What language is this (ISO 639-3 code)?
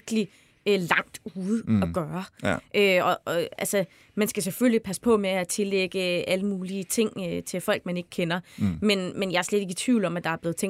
dan